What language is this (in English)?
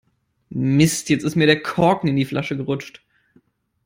German